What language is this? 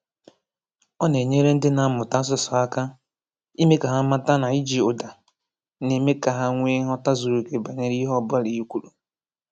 Igbo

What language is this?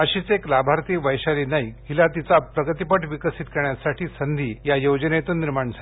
Marathi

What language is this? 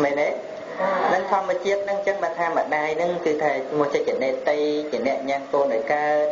Vietnamese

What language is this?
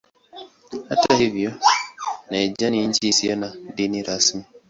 Swahili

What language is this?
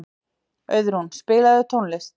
Icelandic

